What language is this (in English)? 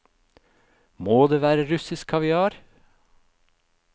Norwegian